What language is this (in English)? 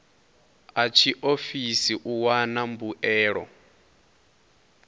Venda